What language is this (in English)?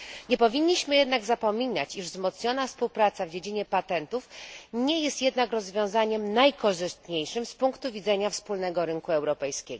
Polish